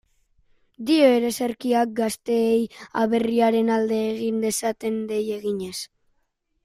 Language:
Basque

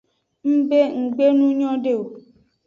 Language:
Aja (Benin)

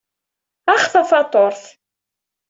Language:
Kabyle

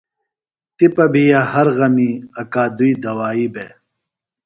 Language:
Phalura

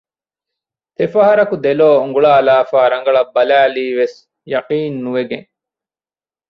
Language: Divehi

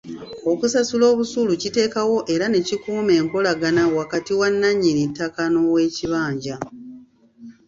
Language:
Ganda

